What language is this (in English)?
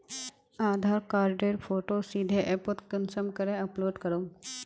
Magahi